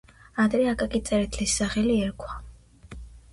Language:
Georgian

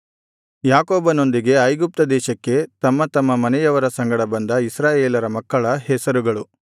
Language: Kannada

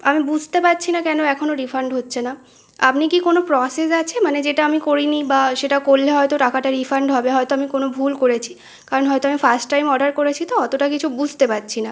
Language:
Bangla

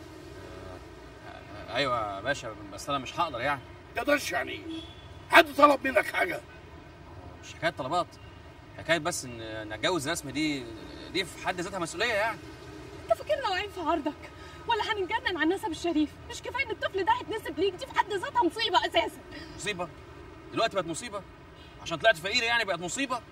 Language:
Arabic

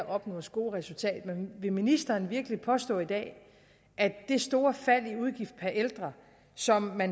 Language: Danish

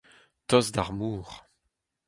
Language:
Breton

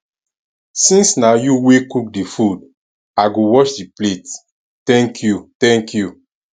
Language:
Nigerian Pidgin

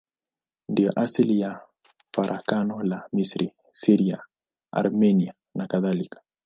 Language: Swahili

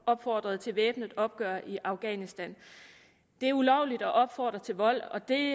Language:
Danish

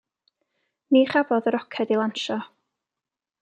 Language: Welsh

